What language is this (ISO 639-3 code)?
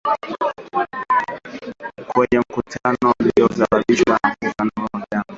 swa